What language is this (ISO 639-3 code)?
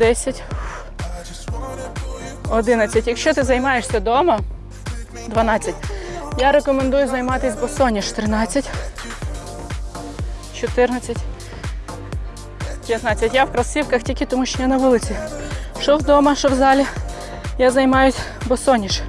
ukr